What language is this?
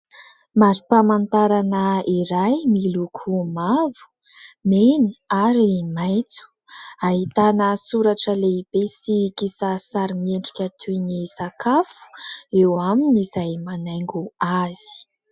Malagasy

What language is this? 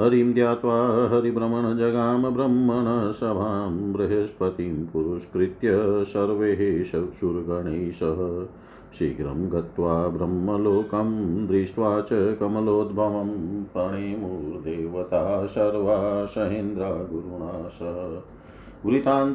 Hindi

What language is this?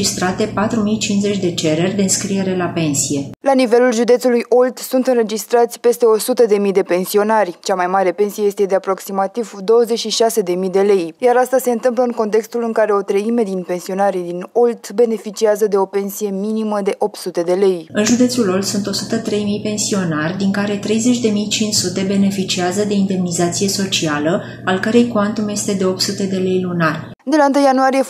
Romanian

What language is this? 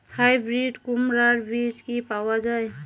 Bangla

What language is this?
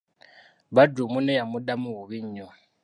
Ganda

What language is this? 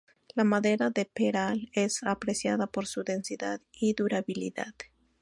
Spanish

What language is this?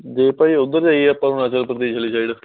Punjabi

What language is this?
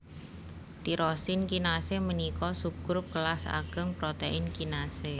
Javanese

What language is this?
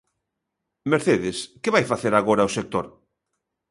Galician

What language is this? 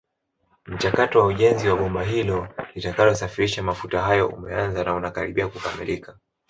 Swahili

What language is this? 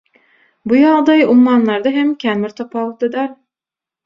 Turkmen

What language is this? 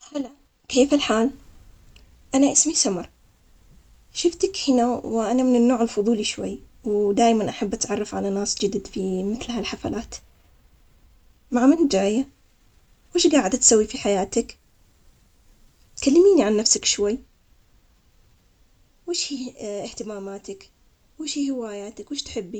Omani Arabic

